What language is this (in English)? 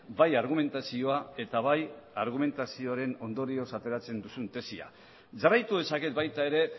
Basque